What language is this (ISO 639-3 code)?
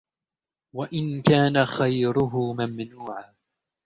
ara